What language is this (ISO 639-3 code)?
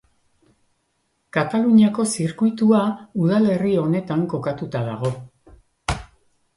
eus